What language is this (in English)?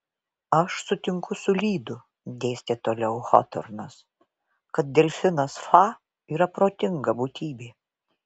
Lithuanian